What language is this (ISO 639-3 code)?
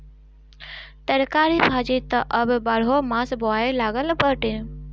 bho